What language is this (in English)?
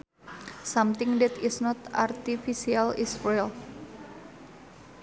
Sundanese